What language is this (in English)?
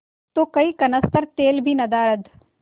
Hindi